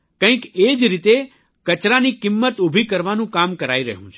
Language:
Gujarati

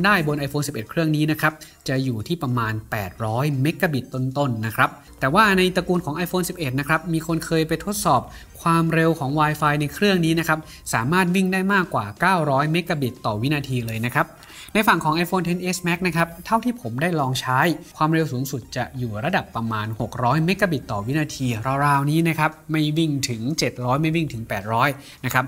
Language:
Thai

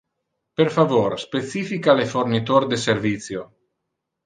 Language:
Interlingua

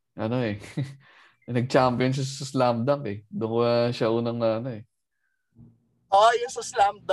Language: Filipino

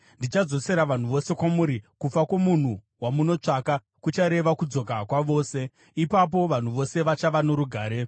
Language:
Shona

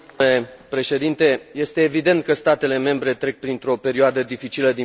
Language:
Romanian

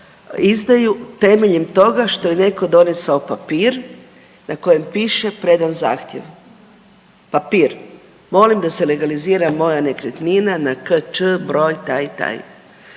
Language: Croatian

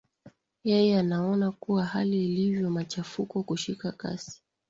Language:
Swahili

